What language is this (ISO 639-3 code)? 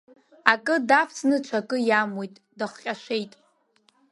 abk